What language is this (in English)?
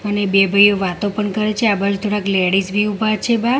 Gujarati